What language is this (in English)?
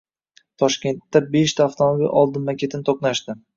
Uzbek